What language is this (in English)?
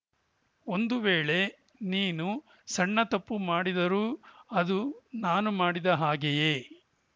Kannada